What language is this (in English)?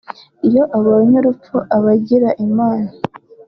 Kinyarwanda